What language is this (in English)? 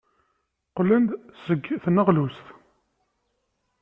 Kabyle